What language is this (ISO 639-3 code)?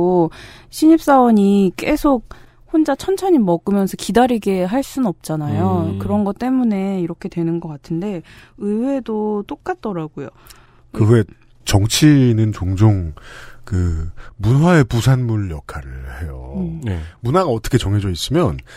kor